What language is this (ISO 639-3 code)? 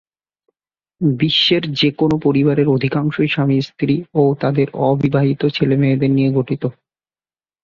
ben